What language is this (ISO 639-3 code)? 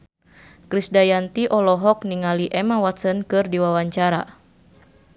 sun